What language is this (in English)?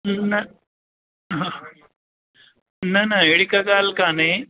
Sindhi